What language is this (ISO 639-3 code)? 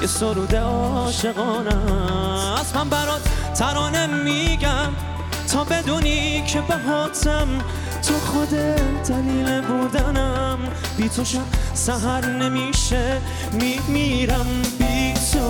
fas